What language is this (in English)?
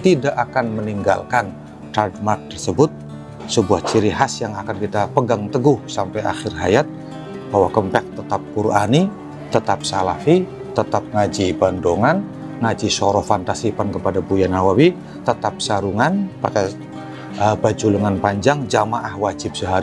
Indonesian